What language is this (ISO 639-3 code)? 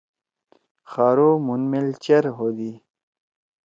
trw